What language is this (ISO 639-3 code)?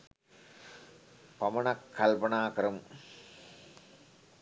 sin